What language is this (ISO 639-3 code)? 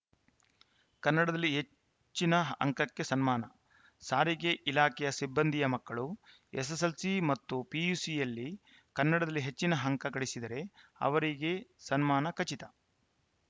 kan